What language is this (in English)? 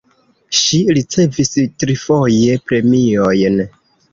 Esperanto